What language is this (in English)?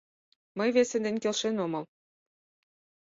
Mari